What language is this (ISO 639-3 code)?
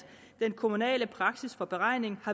dan